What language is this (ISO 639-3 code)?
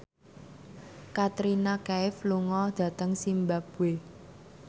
jav